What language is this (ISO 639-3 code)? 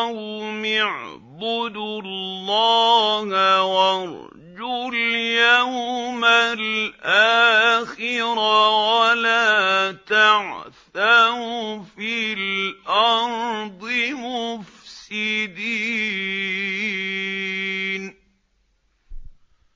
ara